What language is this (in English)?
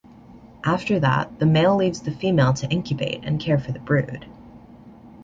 English